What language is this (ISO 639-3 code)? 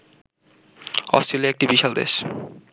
ben